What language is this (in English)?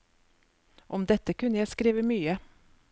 Norwegian